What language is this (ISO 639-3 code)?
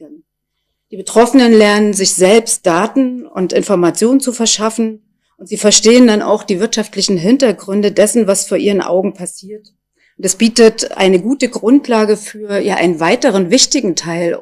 deu